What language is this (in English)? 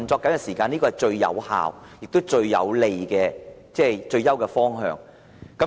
Cantonese